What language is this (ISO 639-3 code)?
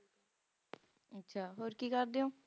pan